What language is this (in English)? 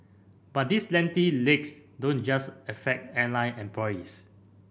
English